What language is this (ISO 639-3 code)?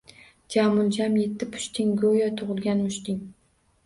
uzb